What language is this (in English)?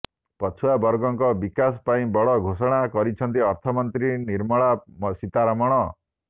Odia